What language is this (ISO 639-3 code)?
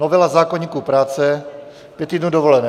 ces